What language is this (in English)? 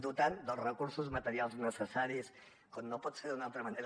Catalan